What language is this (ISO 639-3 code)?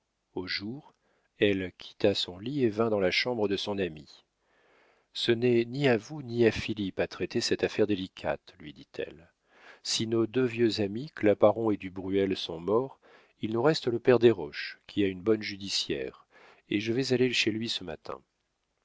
fra